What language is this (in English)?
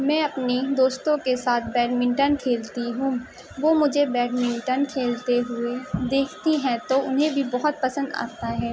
Urdu